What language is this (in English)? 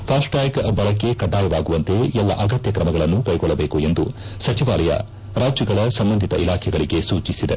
Kannada